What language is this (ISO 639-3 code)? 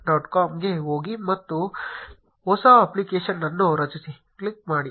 kan